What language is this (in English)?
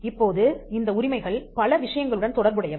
Tamil